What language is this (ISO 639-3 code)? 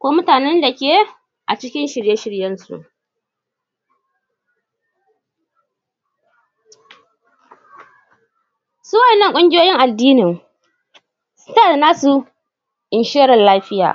hau